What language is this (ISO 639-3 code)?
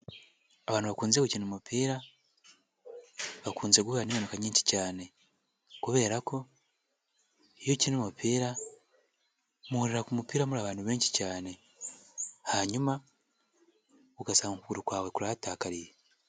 kin